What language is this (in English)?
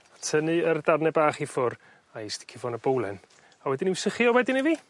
Welsh